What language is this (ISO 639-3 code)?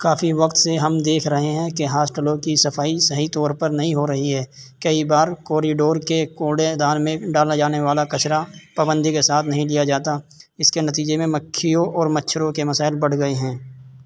urd